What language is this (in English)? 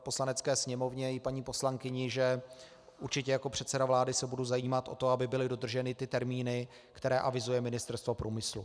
Czech